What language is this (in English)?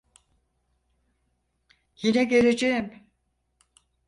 Turkish